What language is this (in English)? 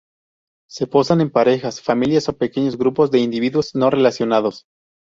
Spanish